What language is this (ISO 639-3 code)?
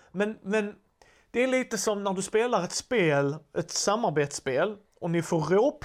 swe